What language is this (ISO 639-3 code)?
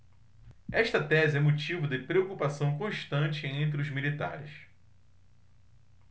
por